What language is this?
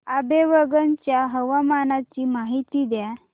Marathi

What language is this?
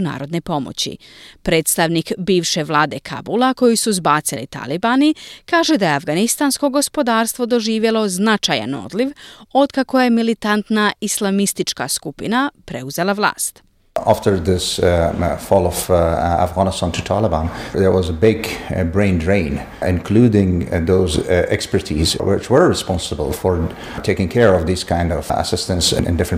Croatian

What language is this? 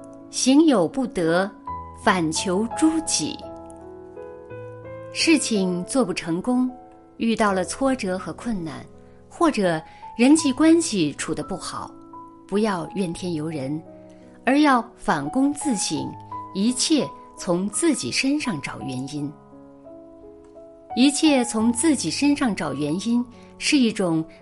Chinese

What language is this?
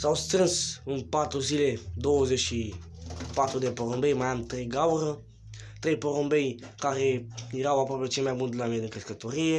Romanian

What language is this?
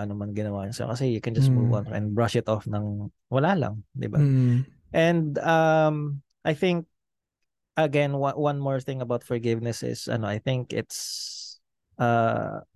Filipino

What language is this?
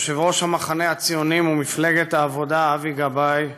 Hebrew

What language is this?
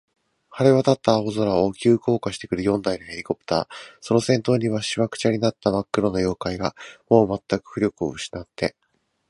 Japanese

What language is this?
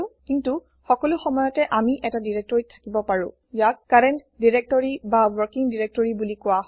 Assamese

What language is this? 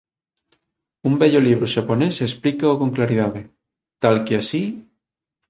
Galician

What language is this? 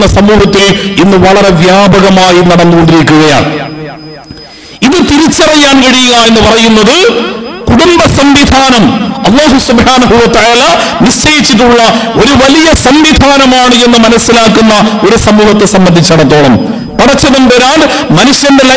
Arabic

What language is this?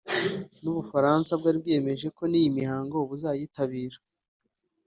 Kinyarwanda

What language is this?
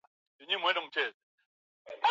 Swahili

